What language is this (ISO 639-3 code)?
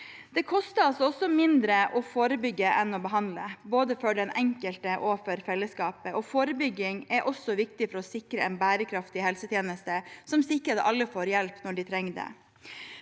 nor